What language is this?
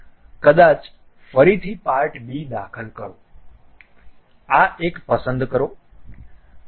Gujarati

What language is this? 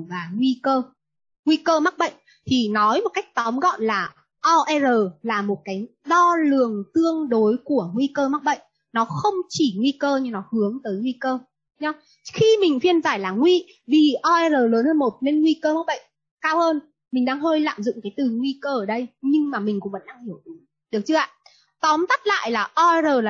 Vietnamese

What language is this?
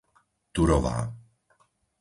Slovak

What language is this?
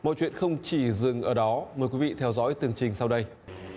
Vietnamese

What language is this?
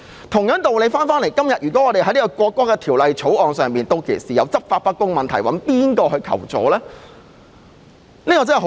Cantonese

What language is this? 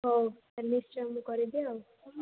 Odia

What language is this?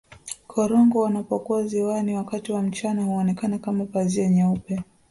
Swahili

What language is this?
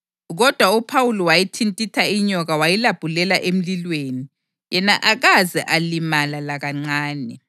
North Ndebele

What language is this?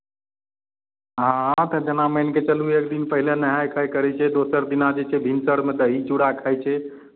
Maithili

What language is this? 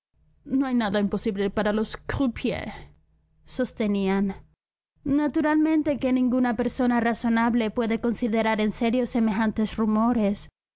Spanish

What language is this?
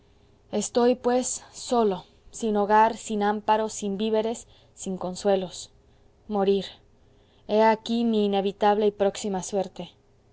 Spanish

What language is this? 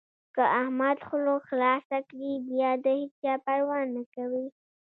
Pashto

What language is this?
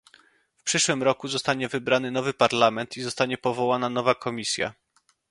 Polish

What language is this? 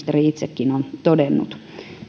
Finnish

